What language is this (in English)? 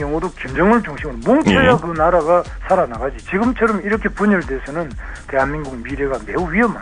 Korean